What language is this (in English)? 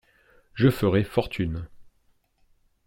French